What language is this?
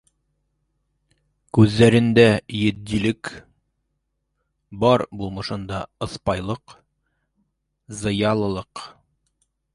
Bashkir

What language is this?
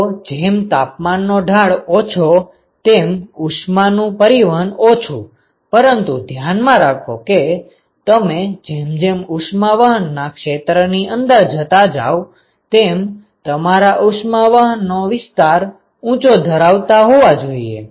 Gujarati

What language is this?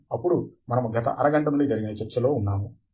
Telugu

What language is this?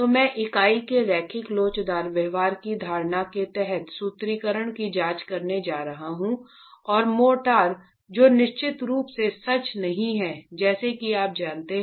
Hindi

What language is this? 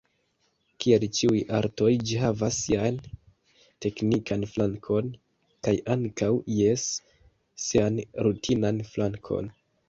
Esperanto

